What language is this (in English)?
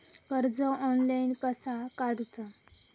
Marathi